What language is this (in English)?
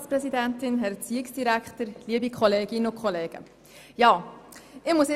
Swiss German